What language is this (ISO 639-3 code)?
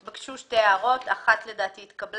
heb